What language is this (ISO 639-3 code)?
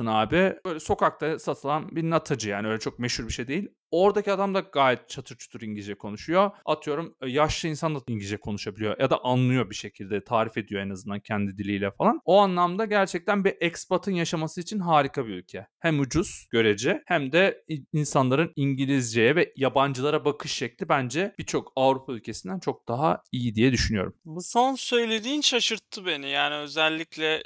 tur